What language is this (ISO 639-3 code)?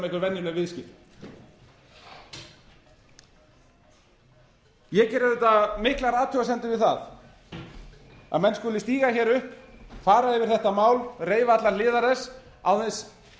isl